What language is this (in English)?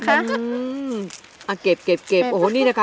Thai